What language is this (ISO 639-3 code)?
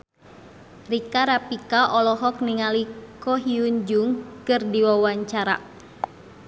sun